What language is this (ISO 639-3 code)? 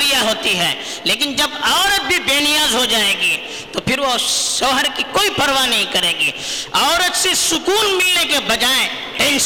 urd